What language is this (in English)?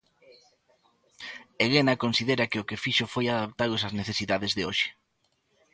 Galician